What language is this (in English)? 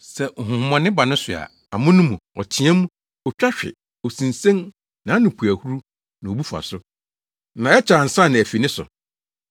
Akan